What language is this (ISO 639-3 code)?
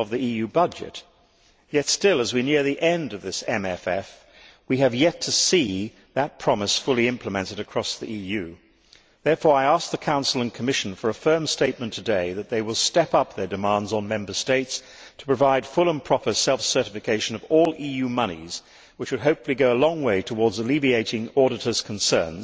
eng